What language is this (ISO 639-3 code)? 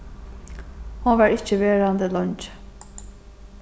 fao